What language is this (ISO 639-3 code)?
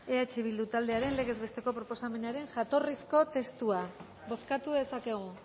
eus